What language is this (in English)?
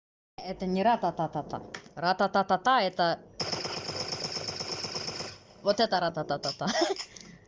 Russian